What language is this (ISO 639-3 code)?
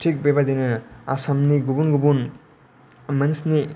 brx